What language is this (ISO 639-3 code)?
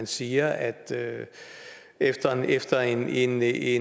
dan